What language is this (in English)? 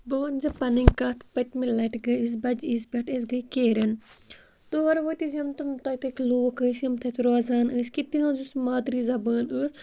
Kashmiri